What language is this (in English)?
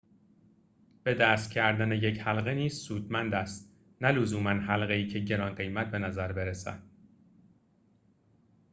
Persian